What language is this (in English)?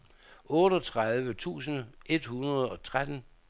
Danish